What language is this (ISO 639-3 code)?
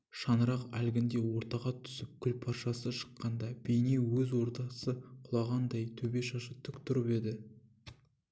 kaz